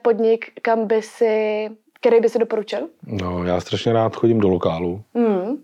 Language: Czech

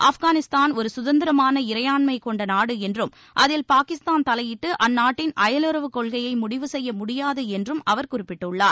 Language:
Tamil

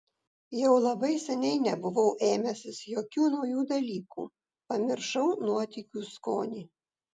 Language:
Lithuanian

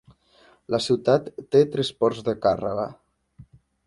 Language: Catalan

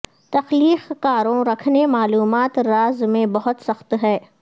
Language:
Urdu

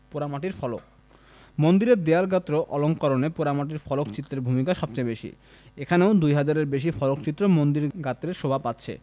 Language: Bangla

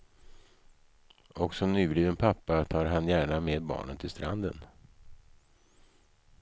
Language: Swedish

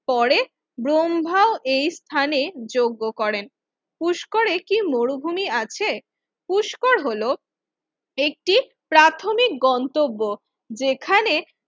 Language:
Bangla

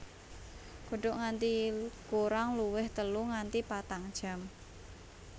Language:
Javanese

